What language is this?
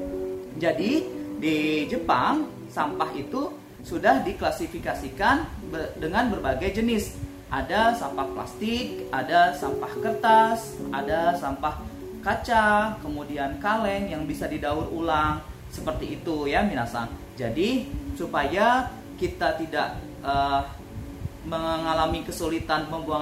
Indonesian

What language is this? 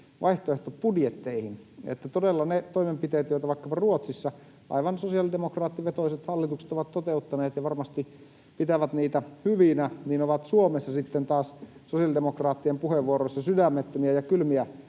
Finnish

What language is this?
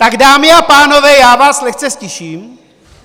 Czech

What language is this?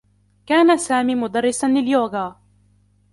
Arabic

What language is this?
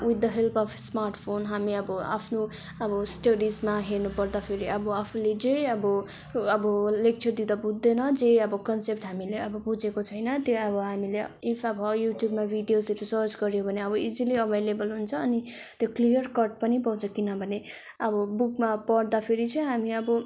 Nepali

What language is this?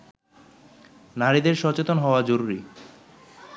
Bangla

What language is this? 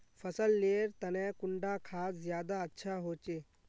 Magahi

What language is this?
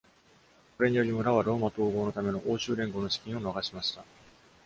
Japanese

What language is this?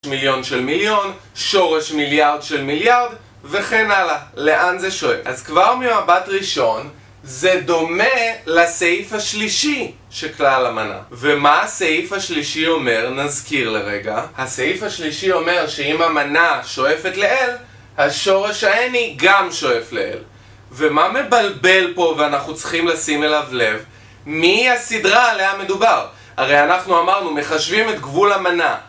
Hebrew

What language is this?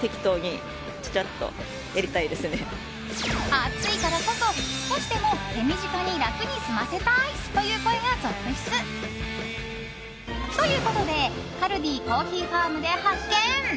Japanese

